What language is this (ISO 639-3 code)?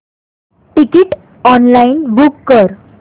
mar